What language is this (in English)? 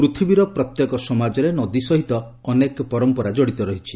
Odia